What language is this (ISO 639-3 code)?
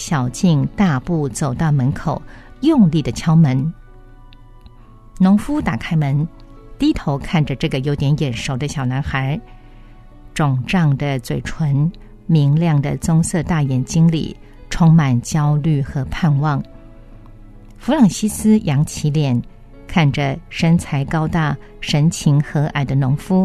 zho